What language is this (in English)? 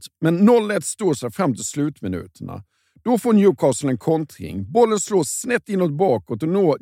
Swedish